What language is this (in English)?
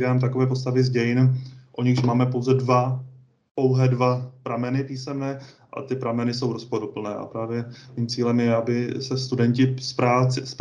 Czech